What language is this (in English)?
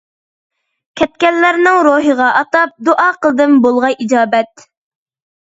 Uyghur